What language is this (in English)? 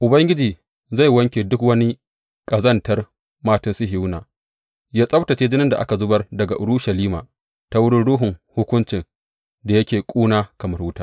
Hausa